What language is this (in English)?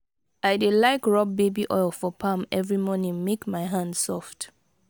Nigerian Pidgin